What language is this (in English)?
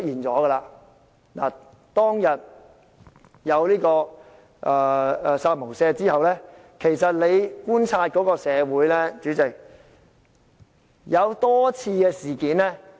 Cantonese